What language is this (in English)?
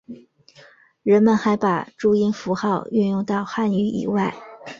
Chinese